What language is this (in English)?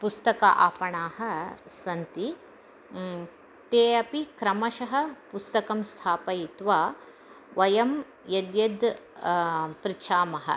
Sanskrit